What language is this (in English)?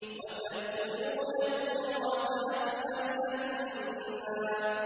Arabic